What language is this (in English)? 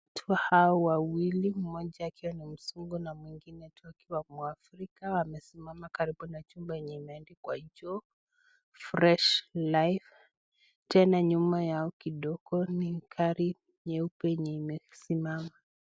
Swahili